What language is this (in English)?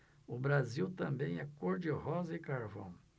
Portuguese